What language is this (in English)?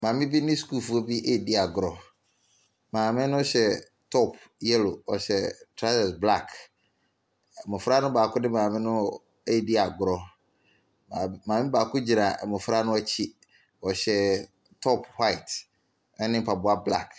Akan